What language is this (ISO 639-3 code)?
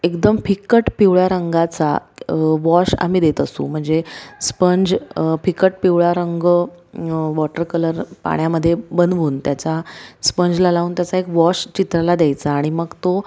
mar